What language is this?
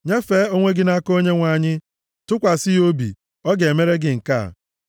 Igbo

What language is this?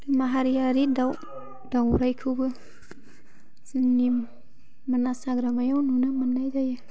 Bodo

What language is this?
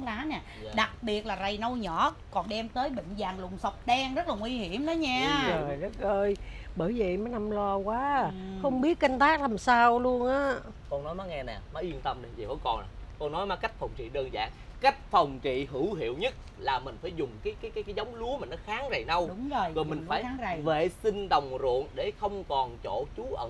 Vietnamese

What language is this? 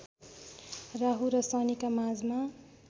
Nepali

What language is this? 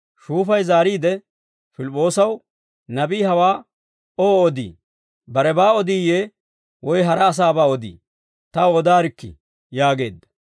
Dawro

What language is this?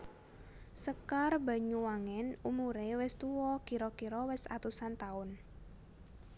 Javanese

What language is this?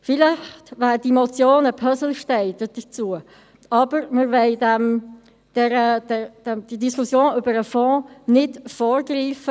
Swiss German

